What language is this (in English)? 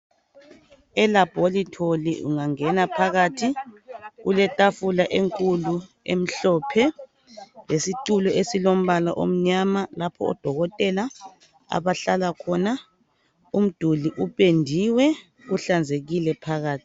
North Ndebele